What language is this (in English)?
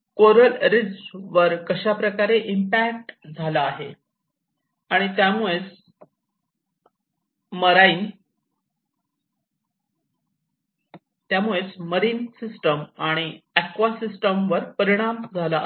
Marathi